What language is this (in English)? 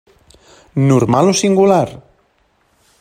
Catalan